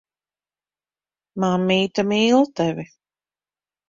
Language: Latvian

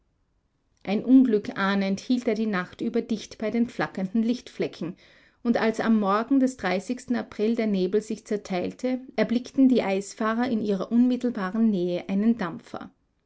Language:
German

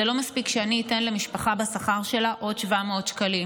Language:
Hebrew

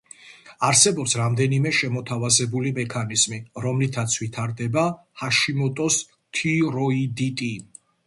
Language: Georgian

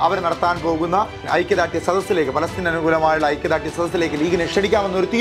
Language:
Thai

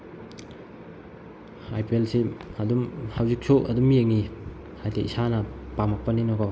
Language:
Manipuri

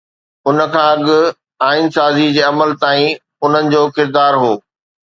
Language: Sindhi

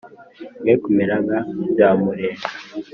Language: Kinyarwanda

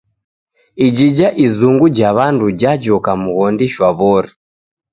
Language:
Taita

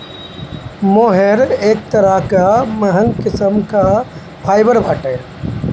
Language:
Bhojpuri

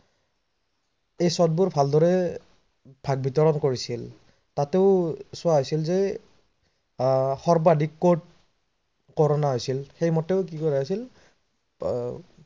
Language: Assamese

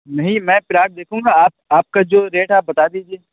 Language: Urdu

